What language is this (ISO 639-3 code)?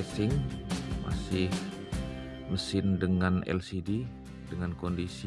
ind